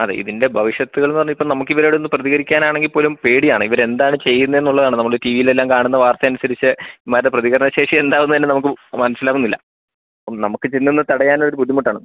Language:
Malayalam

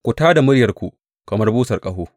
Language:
Hausa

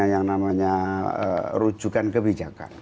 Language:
Indonesian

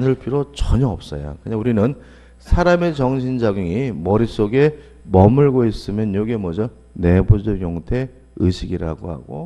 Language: Korean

